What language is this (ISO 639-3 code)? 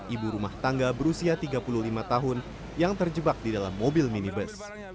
ind